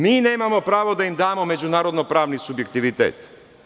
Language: Serbian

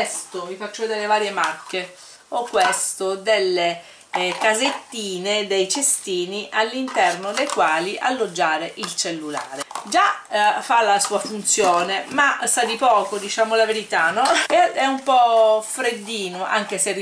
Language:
Italian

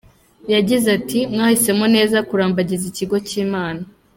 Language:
Kinyarwanda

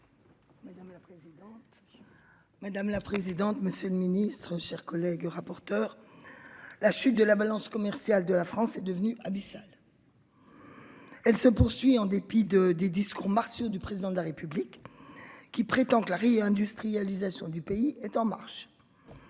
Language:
French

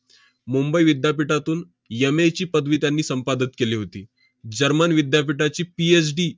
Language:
Marathi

